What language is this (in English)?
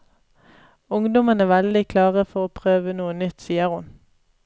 Norwegian